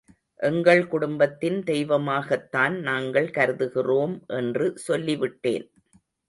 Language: Tamil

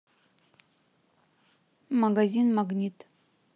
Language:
Russian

